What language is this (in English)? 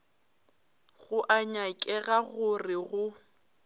Northern Sotho